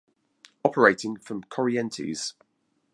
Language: English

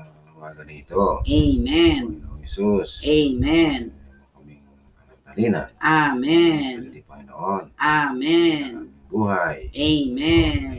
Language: Filipino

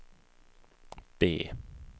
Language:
Swedish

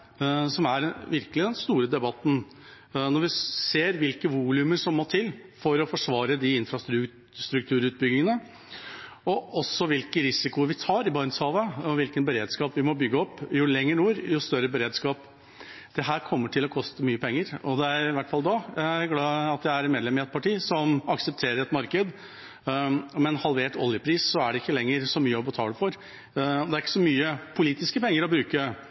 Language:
Norwegian Bokmål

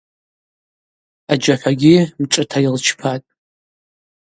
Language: Abaza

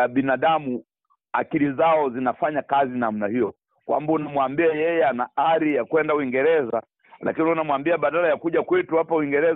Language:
Swahili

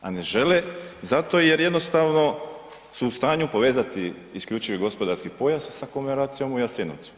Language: Croatian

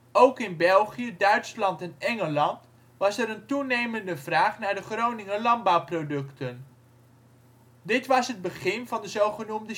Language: Dutch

